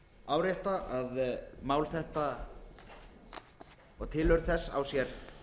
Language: Icelandic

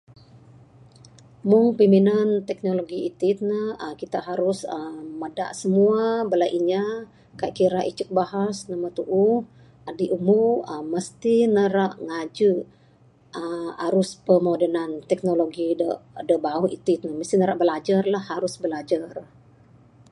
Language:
Bukar-Sadung Bidayuh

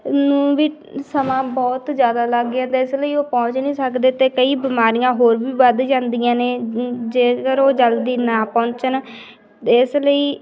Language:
Punjabi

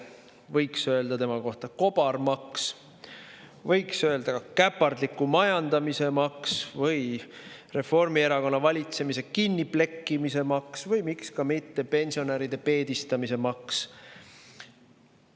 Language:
Estonian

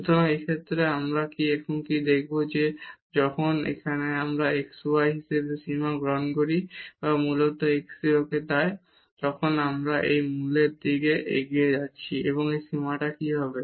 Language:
Bangla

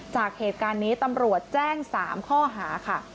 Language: Thai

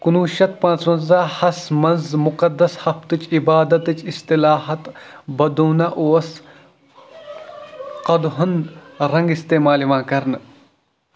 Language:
Kashmiri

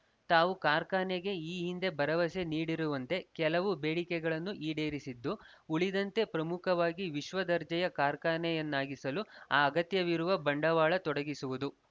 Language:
Kannada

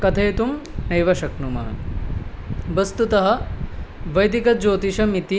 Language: Sanskrit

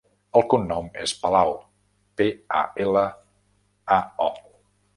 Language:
Catalan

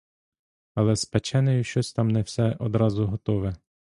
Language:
Ukrainian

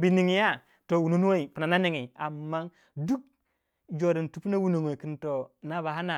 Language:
Waja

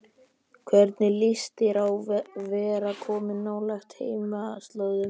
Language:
Icelandic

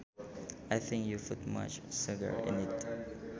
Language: Sundanese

